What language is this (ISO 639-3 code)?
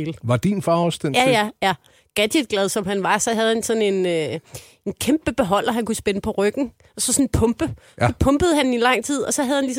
dan